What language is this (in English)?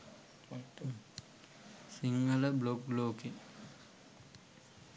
Sinhala